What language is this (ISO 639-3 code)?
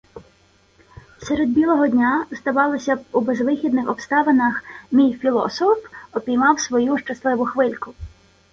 ukr